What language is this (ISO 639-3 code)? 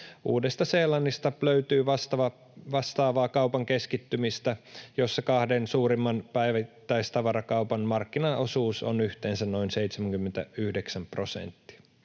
fin